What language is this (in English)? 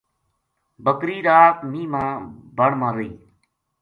Gujari